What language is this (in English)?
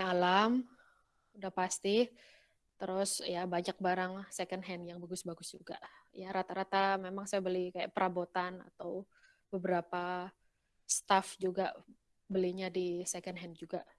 Indonesian